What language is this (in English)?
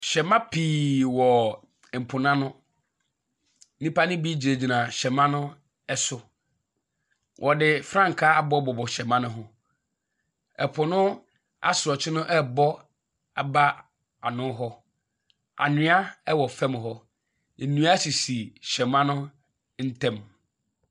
Akan